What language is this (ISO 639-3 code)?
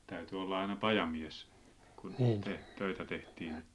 fin